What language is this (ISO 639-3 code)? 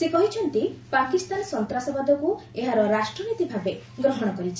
ori